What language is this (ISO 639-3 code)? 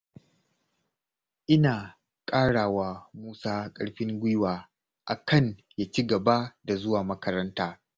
hau